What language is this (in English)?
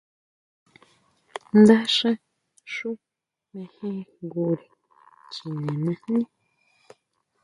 Huautla Mazatec